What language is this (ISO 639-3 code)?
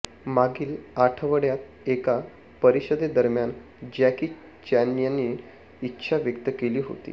mar